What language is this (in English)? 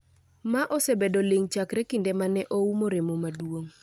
Luo (Kenya and Tanzania)